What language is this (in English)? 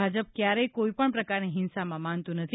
Gujarati